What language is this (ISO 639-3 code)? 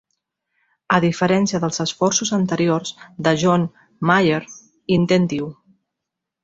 cat